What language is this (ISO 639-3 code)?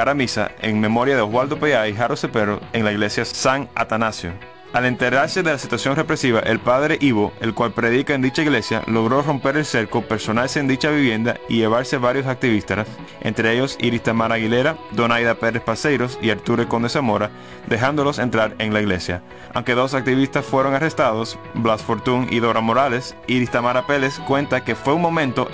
spa